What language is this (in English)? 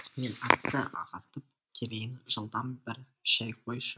Kazakh